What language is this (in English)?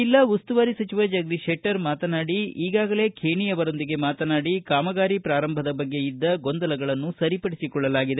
Kannada